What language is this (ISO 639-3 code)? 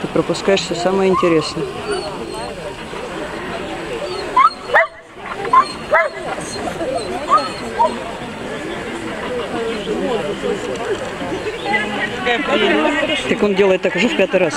rus